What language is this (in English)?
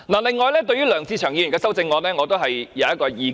Cantonese